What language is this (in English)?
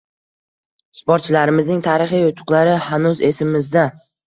Uzbek